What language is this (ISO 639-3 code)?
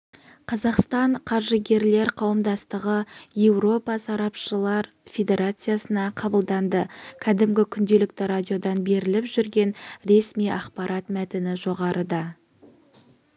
kaz